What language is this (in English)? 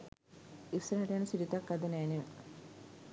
Sinhala